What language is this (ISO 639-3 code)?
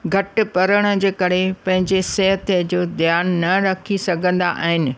snd